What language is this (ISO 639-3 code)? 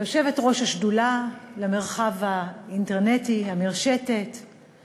heb